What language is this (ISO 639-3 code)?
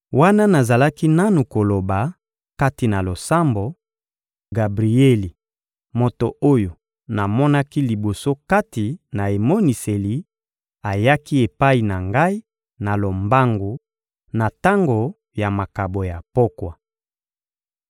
lin